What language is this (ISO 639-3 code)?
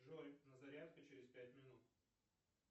rus